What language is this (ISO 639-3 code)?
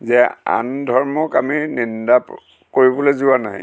asm